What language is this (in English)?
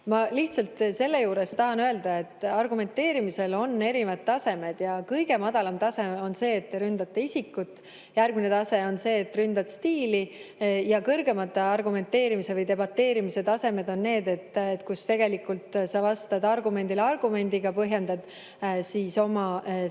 Estonian